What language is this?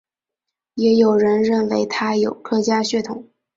Chinese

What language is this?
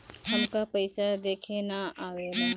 Bhojpuri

